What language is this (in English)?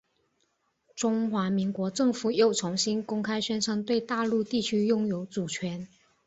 Chinese